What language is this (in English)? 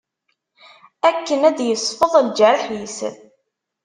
Kabyle